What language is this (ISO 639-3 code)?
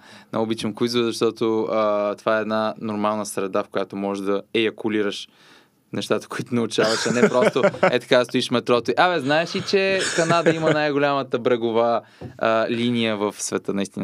bul